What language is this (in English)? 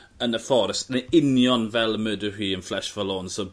Welsh